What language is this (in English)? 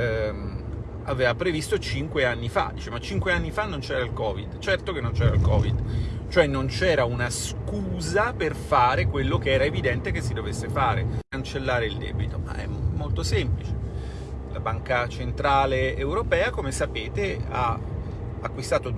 Italian